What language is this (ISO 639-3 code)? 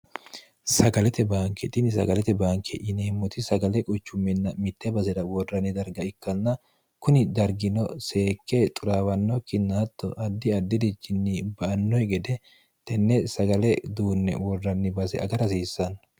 sid